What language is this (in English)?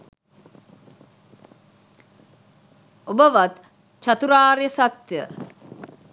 Sinhala